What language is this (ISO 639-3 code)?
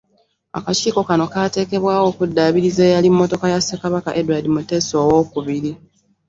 lug